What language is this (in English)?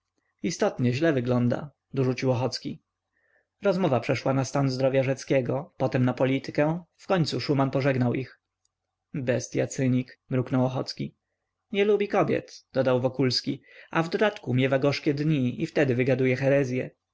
Polish